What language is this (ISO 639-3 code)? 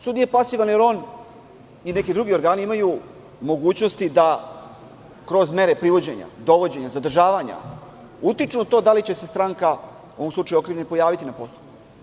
srp